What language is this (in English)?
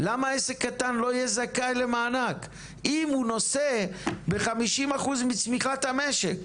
Hebrew